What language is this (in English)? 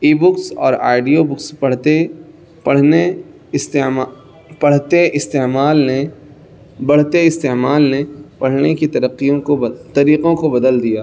Urdu